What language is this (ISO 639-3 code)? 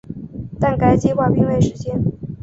zho